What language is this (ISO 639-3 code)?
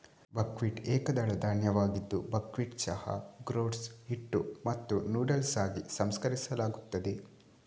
kan